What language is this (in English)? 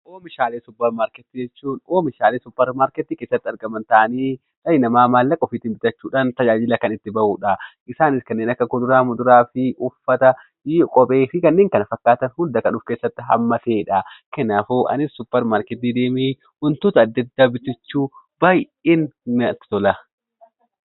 Oromo